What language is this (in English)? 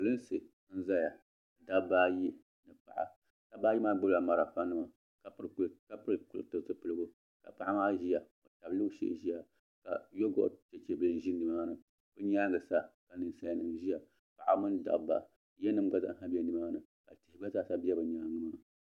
Dagbani